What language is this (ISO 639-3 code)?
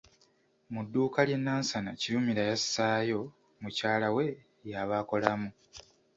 lug